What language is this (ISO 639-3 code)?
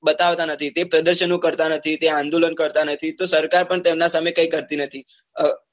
guj